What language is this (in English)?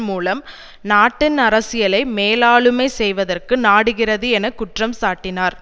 Tamil